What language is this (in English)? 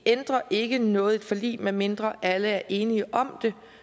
Danish